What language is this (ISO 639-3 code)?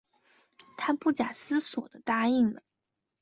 zho